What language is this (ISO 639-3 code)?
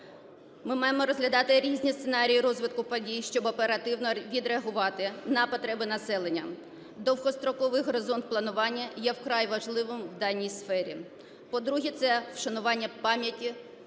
ukr